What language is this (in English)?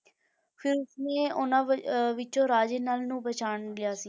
Punjabi